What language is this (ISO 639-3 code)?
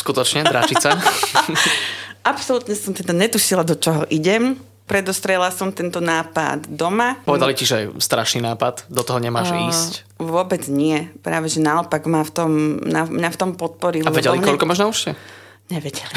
slk